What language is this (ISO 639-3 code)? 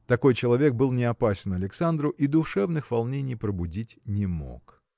rus